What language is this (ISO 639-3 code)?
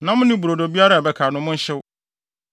aka